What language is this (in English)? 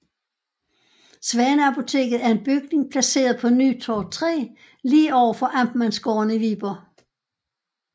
Danish